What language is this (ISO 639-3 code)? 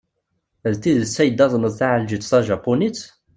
kab